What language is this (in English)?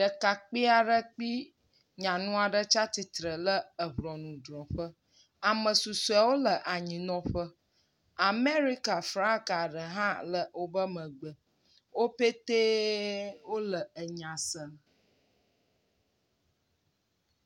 Ewe